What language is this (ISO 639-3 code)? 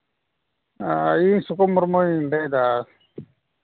sat